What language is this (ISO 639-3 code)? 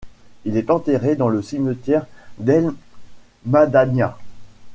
fra